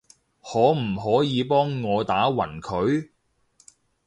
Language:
Cantonese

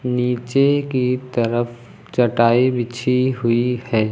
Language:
Hindi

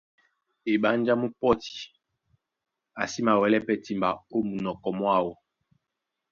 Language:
Duala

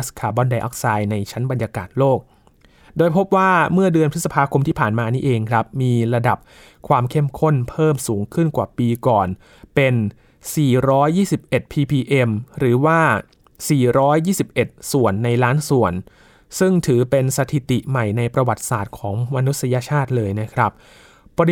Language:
Thai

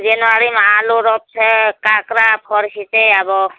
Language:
Nepali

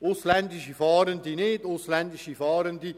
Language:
Swiss German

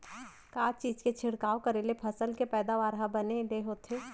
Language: Chhattisgarhi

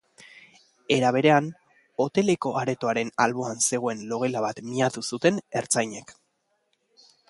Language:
Basque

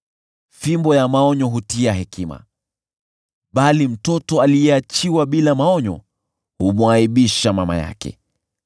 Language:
Swahili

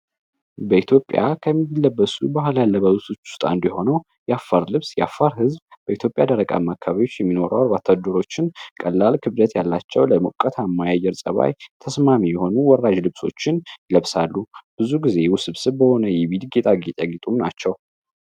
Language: Amharic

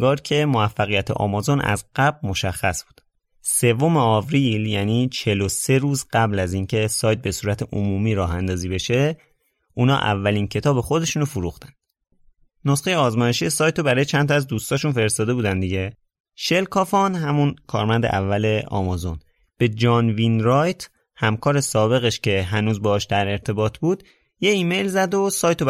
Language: Persian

